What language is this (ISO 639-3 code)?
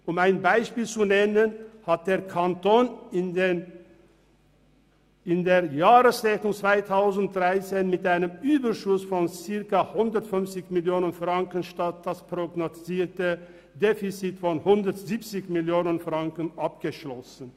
gsw